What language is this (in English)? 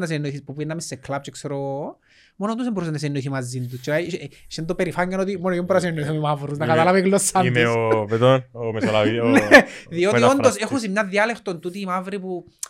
Greek